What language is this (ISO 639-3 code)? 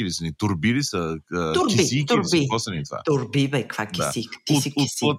bul